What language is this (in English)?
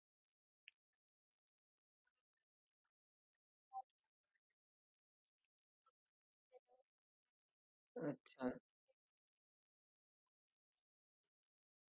Marathi